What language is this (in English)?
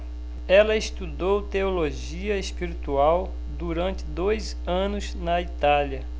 Portuguese